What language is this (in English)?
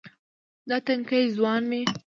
Pashto